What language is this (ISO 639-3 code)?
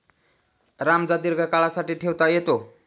mar